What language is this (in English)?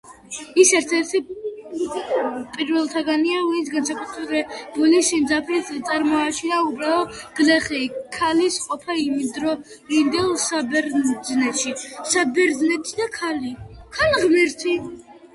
Georgian